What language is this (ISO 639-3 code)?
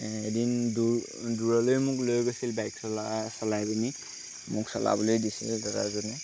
asm